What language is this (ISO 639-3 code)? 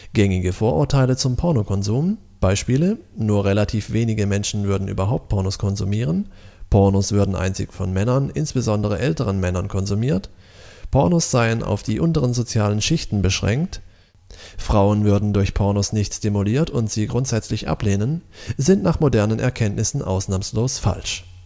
deu